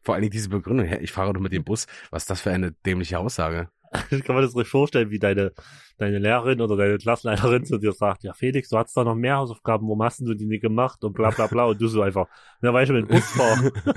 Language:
German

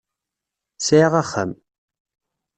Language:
Kabyle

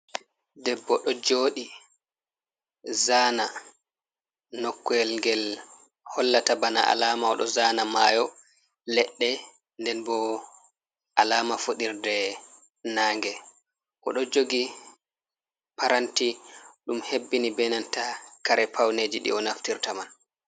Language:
Fula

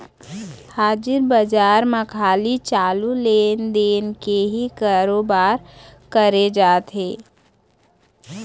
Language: Chhattisgarhi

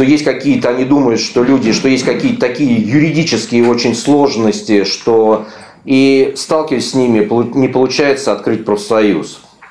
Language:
Russian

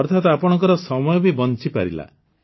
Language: Odia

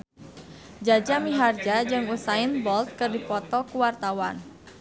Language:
Sundanese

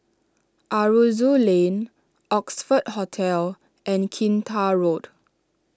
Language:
English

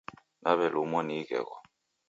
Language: Taita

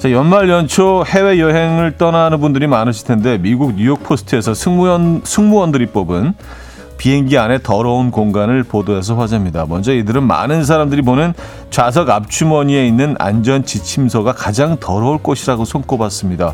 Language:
Korean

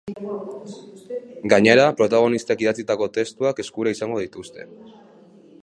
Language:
Basque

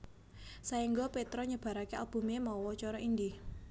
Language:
Javanese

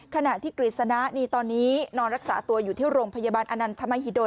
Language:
Thai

